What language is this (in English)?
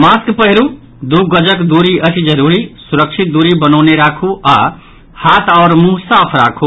Maithili